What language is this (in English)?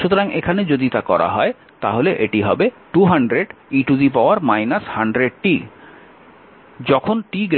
Bangla